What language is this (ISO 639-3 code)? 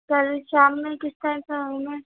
urd